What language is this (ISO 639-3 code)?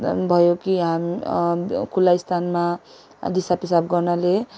nep